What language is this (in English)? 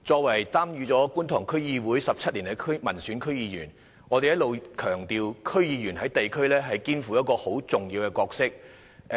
Cantonese